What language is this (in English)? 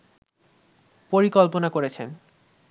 Bangla